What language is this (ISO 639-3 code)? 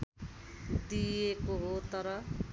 nep